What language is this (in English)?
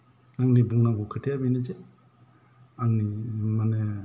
Bodo